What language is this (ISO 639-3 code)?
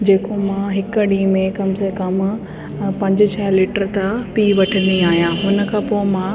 snd